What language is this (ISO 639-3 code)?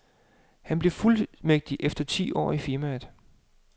dan